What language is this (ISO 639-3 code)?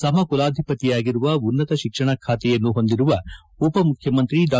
kan